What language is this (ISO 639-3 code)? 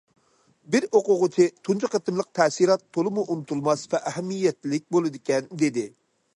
uig